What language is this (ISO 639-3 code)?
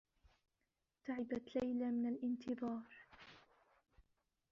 ara